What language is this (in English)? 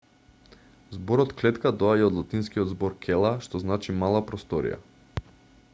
Macedonian